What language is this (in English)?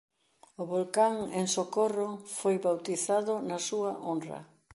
Galician